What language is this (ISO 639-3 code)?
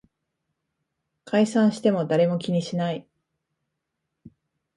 jpn